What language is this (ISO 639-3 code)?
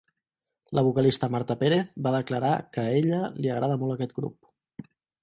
cat